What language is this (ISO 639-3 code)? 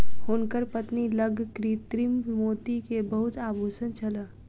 mai